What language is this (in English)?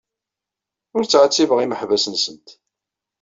Kabyle